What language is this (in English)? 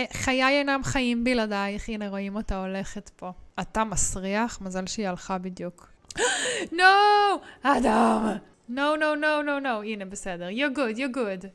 Hebrew